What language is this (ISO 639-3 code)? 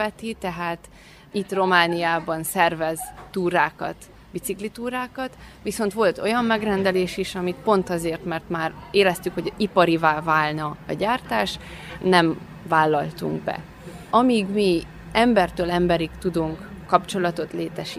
hun